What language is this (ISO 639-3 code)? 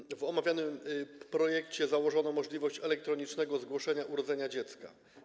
pol